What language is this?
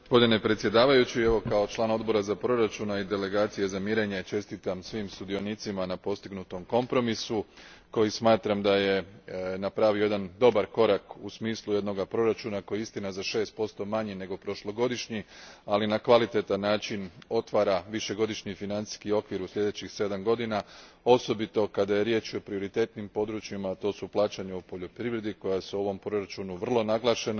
Croatian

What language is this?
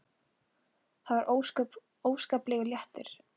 Icelandic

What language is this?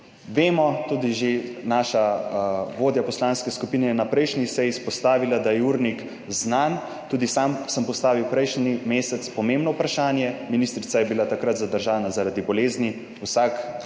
Slovenian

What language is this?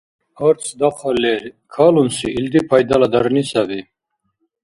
Dargwa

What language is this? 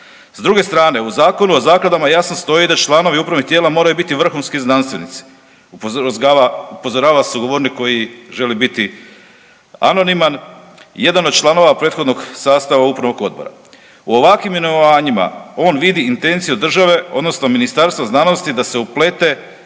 Croatian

